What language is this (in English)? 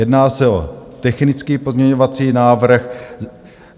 Czech